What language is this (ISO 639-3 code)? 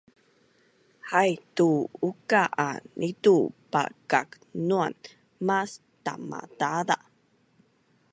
bnn